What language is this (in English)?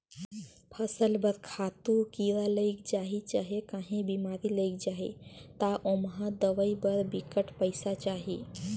Chhattisgarhi